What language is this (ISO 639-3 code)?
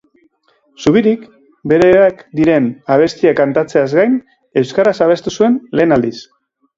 eus